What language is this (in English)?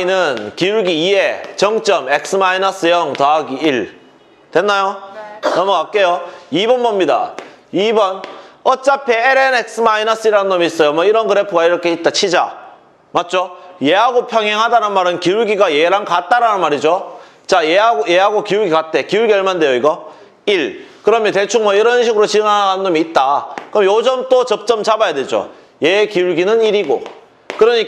Korean